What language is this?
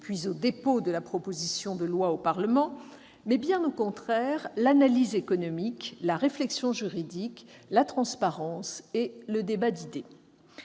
French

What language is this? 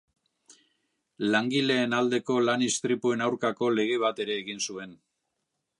Basque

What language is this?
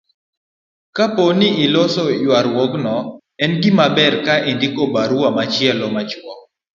Luo (Kenya and Tanzania)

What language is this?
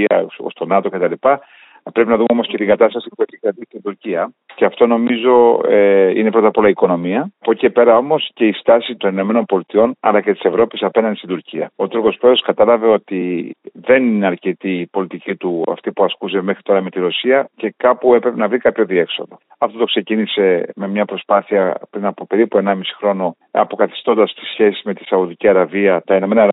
Greek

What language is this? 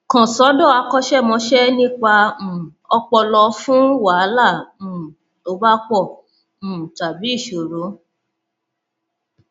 Yoruba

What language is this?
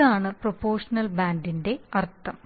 Malayalam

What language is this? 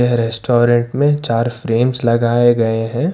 Hindi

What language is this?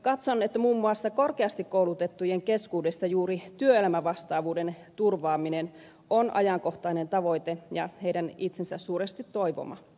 Finnish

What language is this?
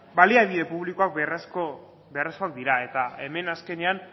Basque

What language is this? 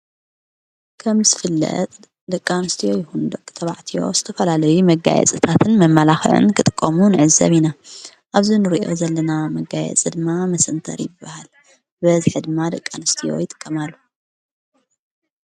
Tigrinya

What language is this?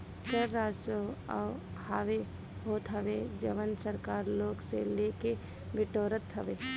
Bhojpuri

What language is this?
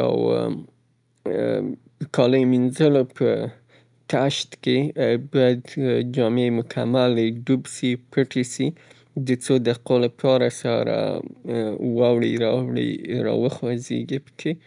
Southern Pashto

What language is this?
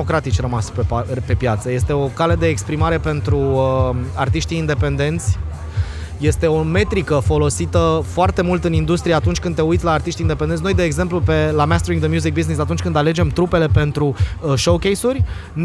Romanian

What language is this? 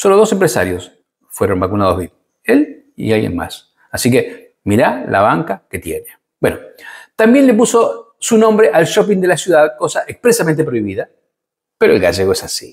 Spanish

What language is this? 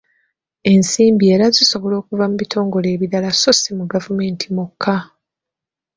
Ganda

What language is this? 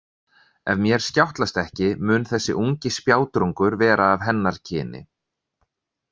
Icelandic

